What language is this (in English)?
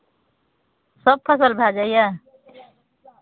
Maithili